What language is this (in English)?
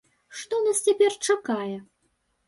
Belarusian